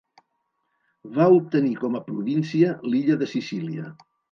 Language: Catalan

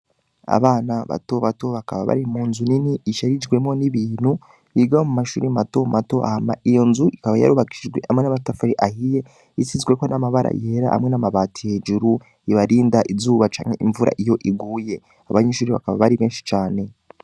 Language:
Rundi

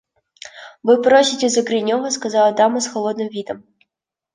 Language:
Russian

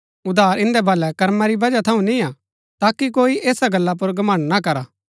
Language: Gaddi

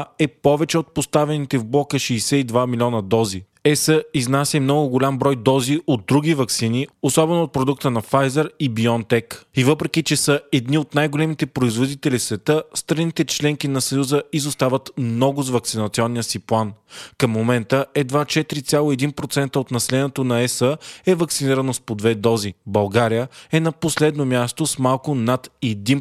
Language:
Bulgarian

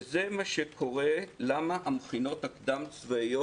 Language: Hebrew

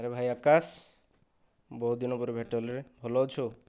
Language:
Odia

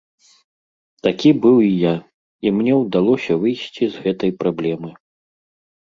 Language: Belarusian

